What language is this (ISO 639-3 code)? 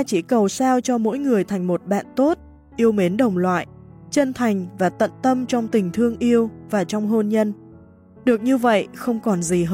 vie